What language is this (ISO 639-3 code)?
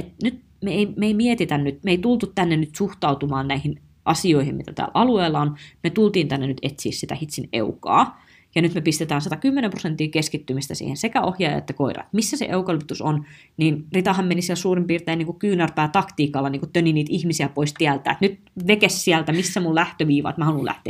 fin